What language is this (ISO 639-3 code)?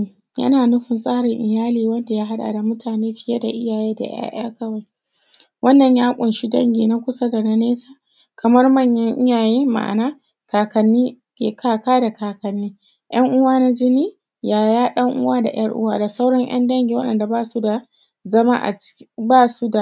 hau